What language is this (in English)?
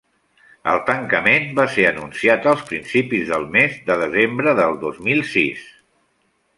Catalan